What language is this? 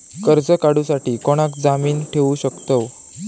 Marathi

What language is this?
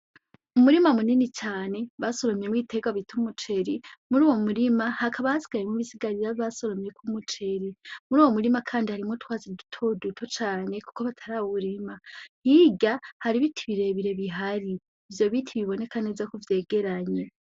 Rundi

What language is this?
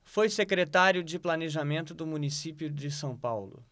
Portuguese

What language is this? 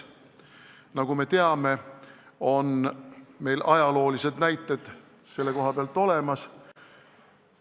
Estonian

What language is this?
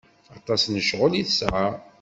Kabyle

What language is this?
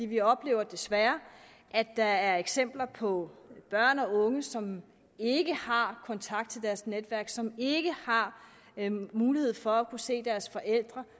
Danish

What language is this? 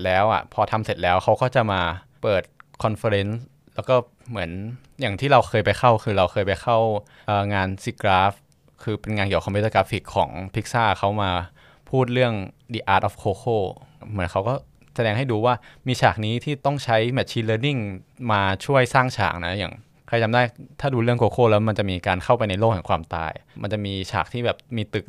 Thai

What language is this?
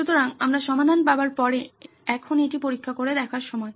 Bangla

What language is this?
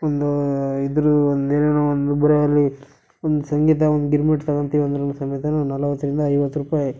Kannada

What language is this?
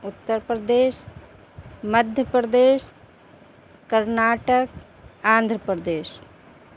Urdu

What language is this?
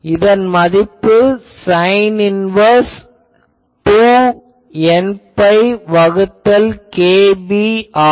Tamil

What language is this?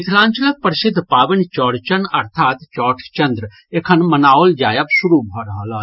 Maithili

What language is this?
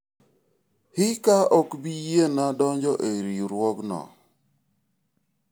Luo (Kenya and Tanzania)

